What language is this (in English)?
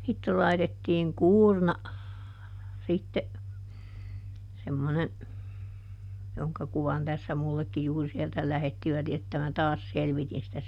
Finnish